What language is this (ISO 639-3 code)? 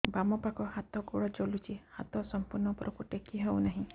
ori